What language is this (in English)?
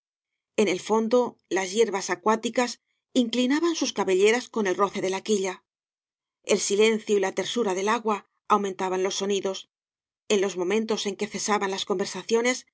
Spanish